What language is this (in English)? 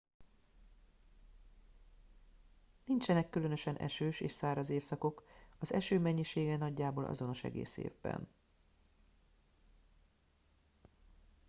Hungarian